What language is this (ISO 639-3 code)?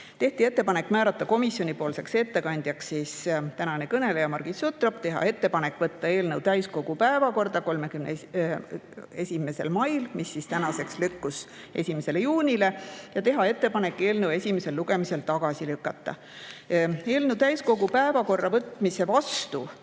est